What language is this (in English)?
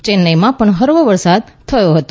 Gujarati